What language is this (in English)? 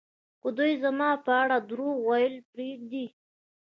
Pashto